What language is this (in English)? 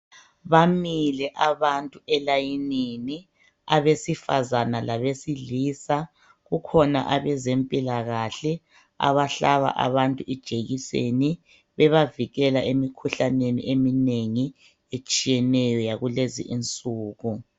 North Ndebele